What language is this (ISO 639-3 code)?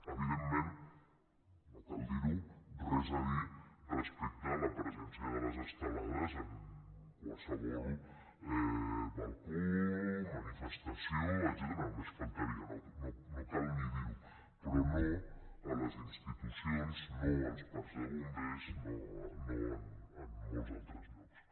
cat